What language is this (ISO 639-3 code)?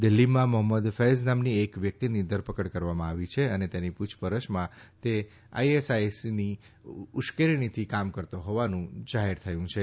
guj